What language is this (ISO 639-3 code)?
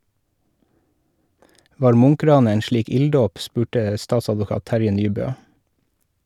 nor